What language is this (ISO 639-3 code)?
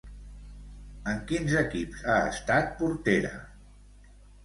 cat